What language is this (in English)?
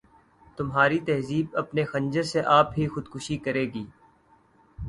Urdu